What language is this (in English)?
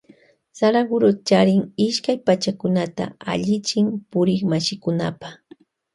Loja Highland Quichua